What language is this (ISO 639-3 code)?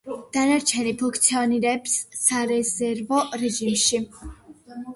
kat